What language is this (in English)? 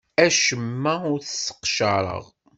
Kabyle